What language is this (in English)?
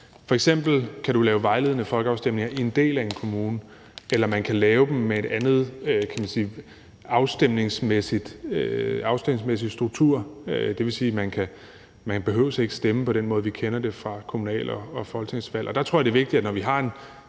Danish